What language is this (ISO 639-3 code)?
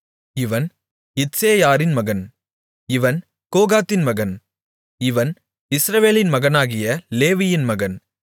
tam